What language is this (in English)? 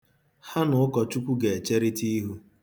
Igbo